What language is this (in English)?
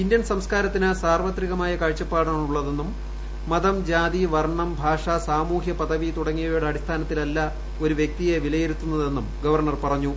Malayalam